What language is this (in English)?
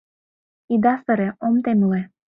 Mari